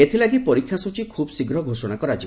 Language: Odia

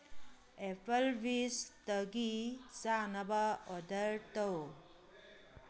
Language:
Manipuri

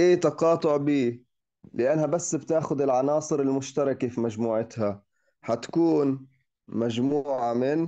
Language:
Arabic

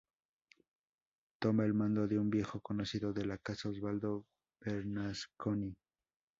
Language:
Spanish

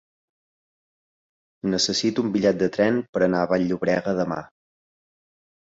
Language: Catalan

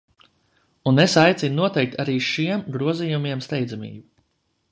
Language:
Latvian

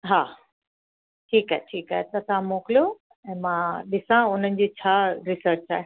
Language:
Sindhi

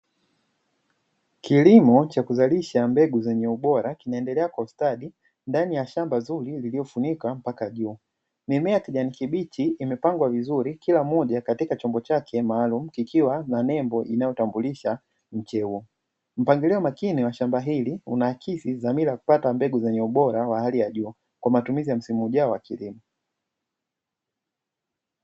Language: Swahili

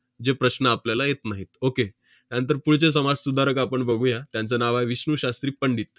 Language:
Marathi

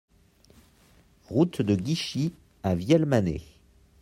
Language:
French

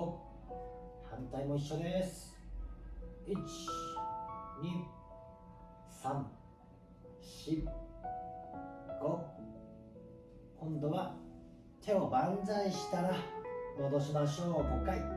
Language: Japanese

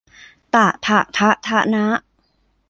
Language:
Thai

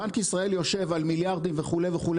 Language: Hebrew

